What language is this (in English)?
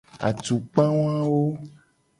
Gen